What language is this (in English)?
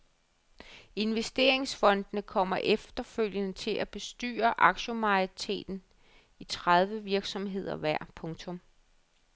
Danish